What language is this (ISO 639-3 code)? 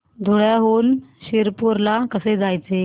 mar